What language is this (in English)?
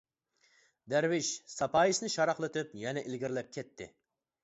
Uyghur